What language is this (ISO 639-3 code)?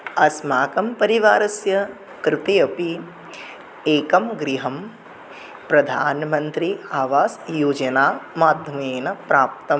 san